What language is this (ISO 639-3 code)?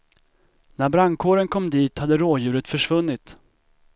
swe